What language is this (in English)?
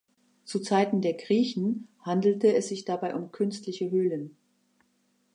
German